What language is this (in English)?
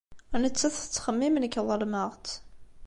Kabyle